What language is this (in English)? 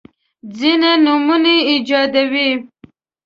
Pashto